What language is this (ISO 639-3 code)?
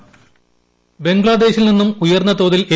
mal